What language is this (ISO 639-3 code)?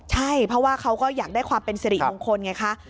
tha